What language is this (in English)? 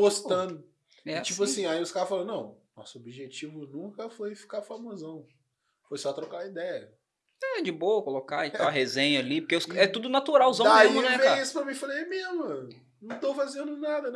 Portuguese